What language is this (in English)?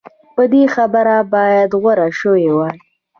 Pashto